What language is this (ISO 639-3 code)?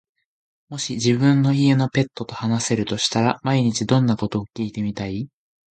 jpn